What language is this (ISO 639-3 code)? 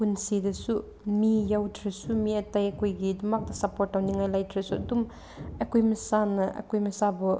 mni